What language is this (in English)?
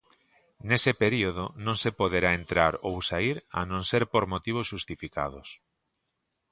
Galician